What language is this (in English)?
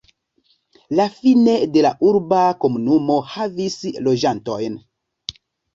Esperanto